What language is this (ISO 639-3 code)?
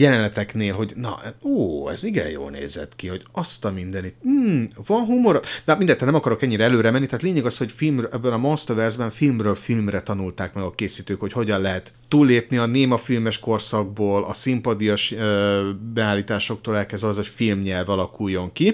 hun